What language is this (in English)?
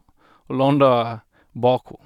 Norwegian